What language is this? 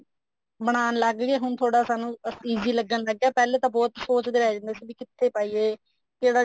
Punjabi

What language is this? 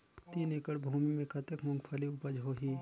Chhattisgarhi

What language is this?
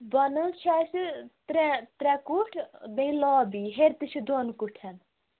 Kashmiri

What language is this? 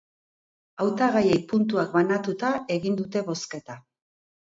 Basque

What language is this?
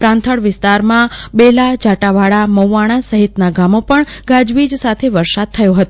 Gujarati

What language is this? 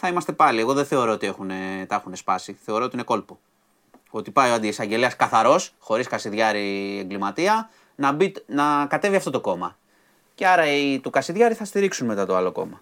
Greek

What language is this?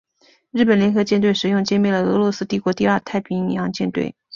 Chinese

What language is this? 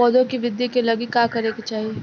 Bhojpuri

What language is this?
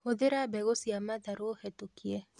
Kikuyu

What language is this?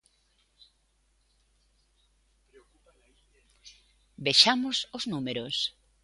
Galician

